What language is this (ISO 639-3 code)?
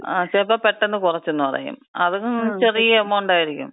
mal